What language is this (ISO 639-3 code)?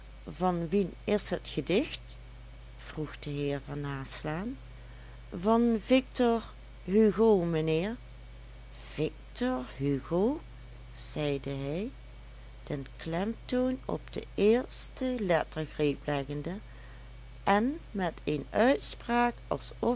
nld